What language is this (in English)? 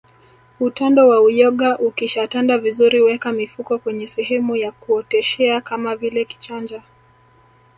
Swahili